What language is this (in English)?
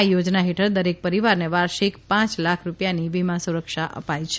Gujarati